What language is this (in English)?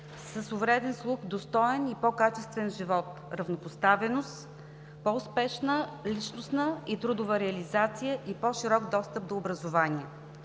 Bulgarian